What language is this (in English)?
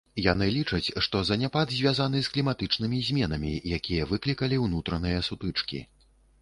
Belarusian